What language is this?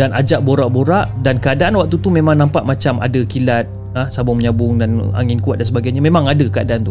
Malay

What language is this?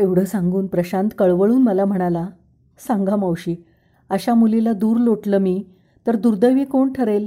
Marathi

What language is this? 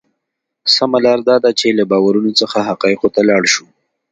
Pashto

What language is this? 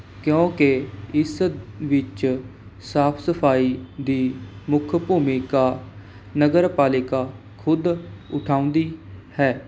Punjabi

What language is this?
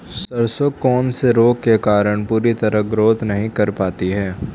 Hindi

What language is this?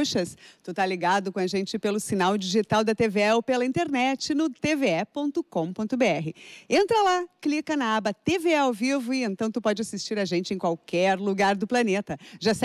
Portuguese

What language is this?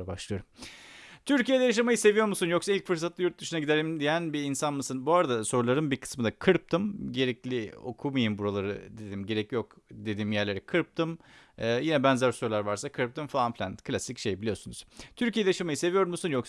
Turkish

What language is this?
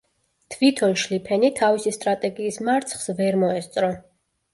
Georgian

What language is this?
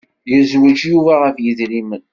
Kabyle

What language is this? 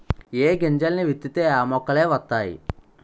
Telugu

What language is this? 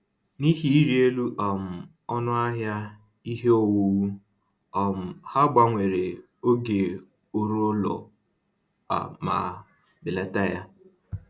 Igbo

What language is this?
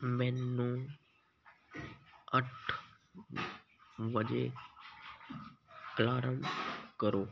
Punjabi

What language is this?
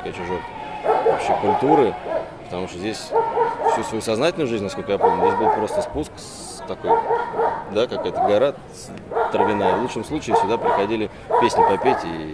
Russian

